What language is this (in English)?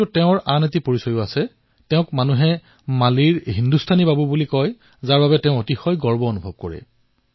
Assamese